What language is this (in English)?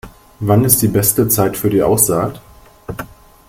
German